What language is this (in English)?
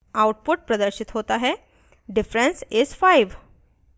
Hindi